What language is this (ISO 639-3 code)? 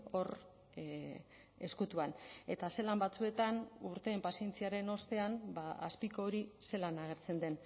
eus